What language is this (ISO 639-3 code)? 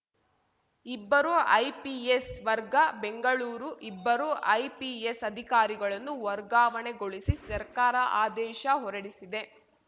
kan